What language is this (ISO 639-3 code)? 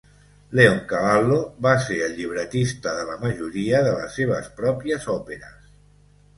cat